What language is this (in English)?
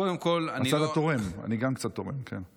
Hebrew